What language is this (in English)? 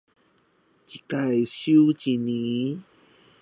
Chinese